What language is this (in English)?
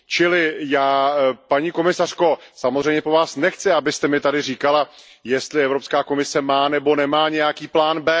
Czech